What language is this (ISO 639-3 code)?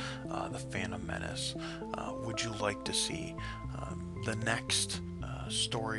eng